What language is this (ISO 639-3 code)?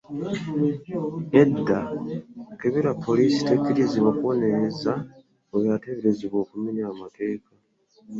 lug